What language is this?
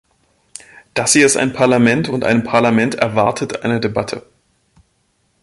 German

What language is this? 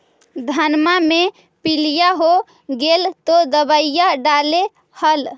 Magahi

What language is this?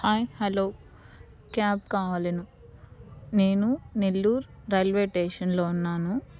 Telugu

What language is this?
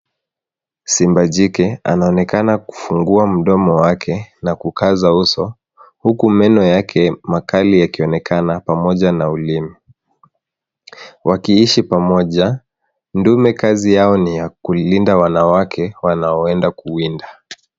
Swahili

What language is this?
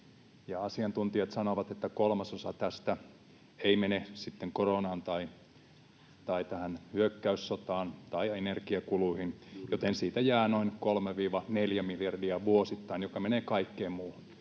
Finnish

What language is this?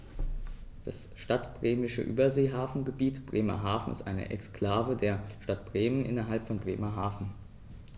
German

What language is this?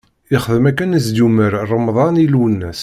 Kabyle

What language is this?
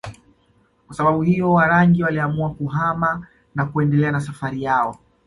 Swahili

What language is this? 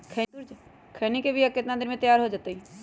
Magahi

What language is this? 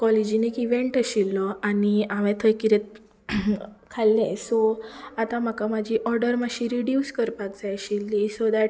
Konkani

